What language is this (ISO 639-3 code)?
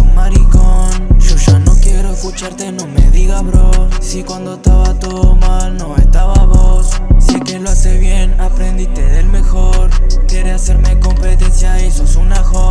spa